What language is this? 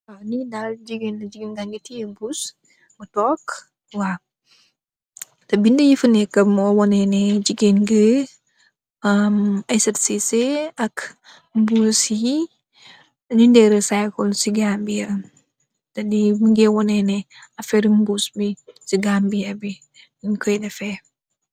Wolof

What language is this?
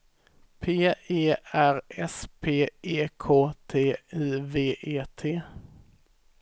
Swedish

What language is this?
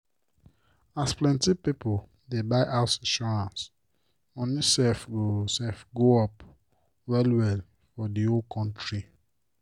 Nigerian Pidgin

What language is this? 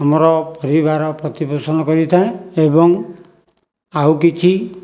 Odia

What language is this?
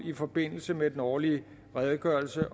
Danish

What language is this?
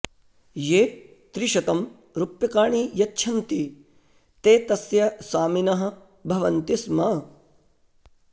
Sanskrit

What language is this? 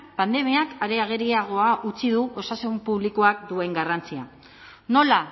Basque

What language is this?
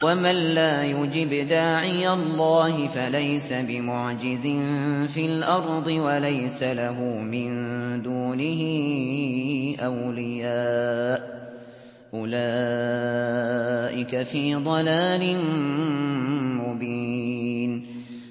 Arabic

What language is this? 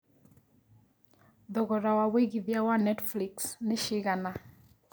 Kikuyu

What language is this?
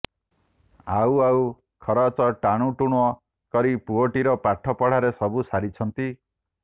Odia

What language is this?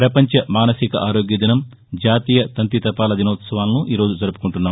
Telugu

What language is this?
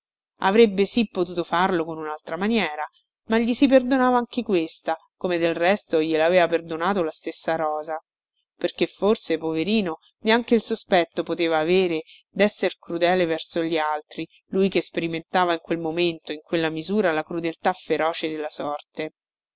Italian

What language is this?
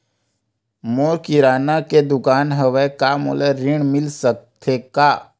Chhattisgarhi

